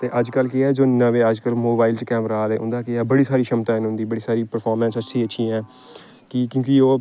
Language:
Dogri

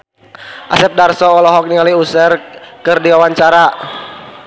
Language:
Sundanese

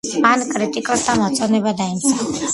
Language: Georgian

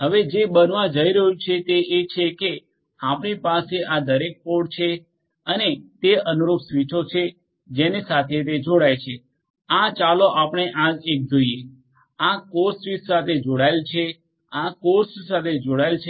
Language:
Gujarati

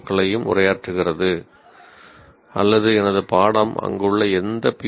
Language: Tamil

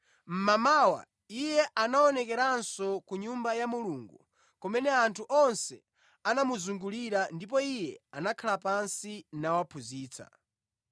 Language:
Nyanja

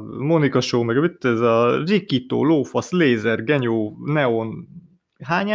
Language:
Hungarian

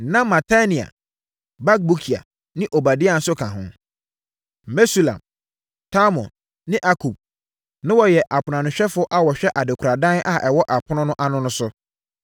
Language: Akan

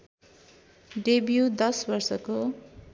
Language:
Nepali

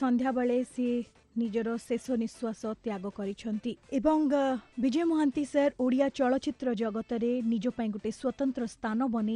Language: Hindi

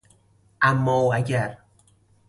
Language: Persian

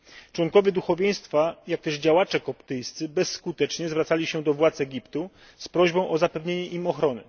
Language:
Polish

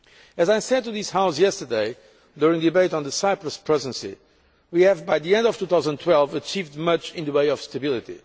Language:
English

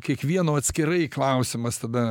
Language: Lithuanian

